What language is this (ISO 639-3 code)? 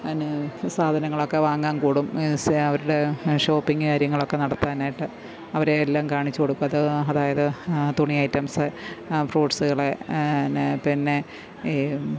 mal